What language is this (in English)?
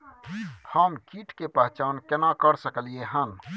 Maithili